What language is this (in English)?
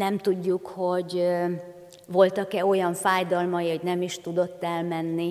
Hungarian